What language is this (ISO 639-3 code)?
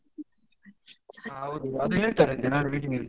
kan